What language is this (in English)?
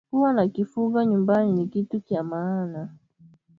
Swahili